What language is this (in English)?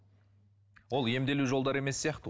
Kazakh